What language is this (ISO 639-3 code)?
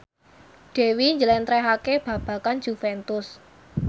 jav